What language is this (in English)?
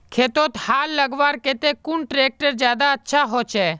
Magahi